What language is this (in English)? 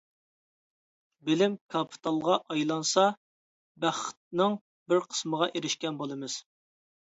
Uyghur